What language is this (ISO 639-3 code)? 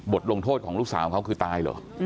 tha